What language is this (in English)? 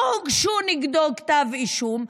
Hebrew